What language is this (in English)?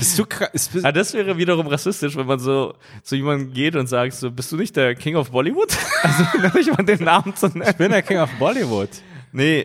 German